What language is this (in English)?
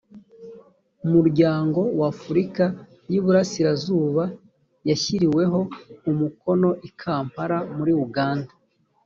Kinyarwanda